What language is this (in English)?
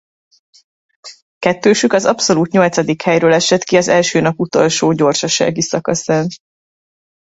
Hungarian